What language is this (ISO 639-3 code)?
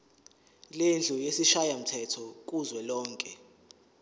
zul